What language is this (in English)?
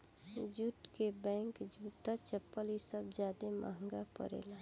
Bhojpuri